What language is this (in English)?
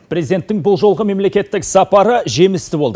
Kazakh